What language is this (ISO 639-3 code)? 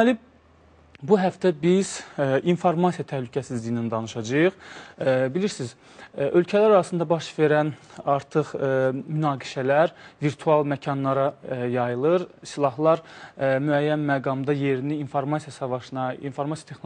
tur